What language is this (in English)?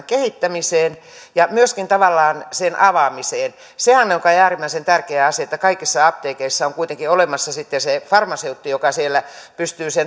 Finnish